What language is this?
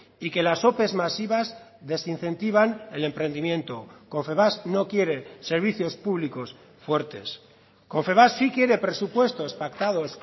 Spanish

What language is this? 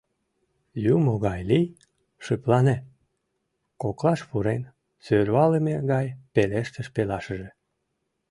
Mari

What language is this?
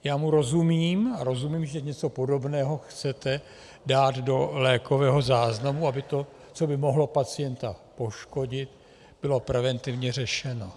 Czech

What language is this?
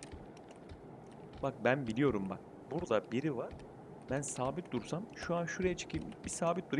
Turkish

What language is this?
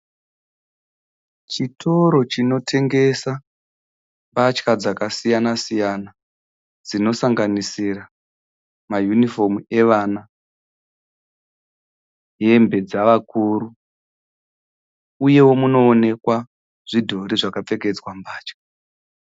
Shona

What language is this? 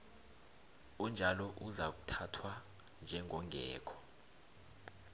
South Ndebele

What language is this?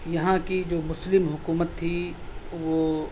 Urdu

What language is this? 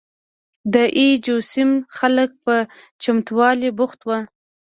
Pashto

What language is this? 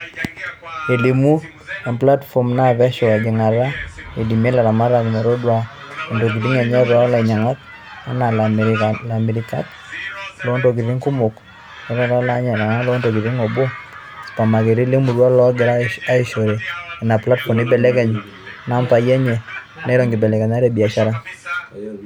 Masai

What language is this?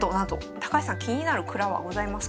Japanese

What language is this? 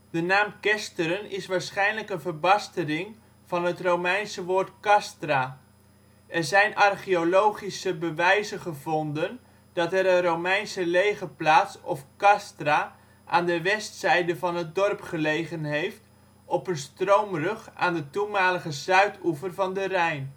Dutch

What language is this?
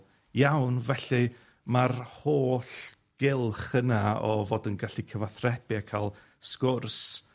Welsh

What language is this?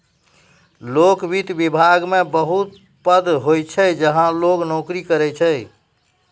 Maithili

